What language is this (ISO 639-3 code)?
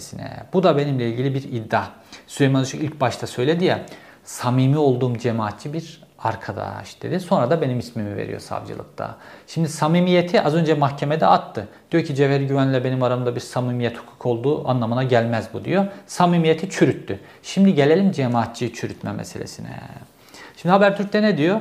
tur